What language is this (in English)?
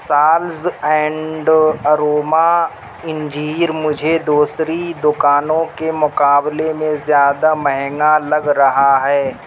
Urdu